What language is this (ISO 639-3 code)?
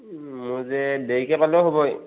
asm